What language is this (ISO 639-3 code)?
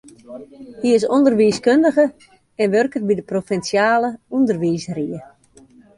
fry